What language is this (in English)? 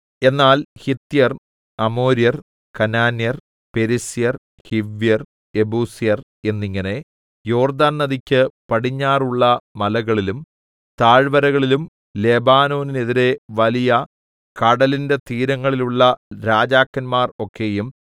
Malayalam